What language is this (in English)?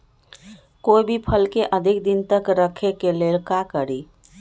Magahi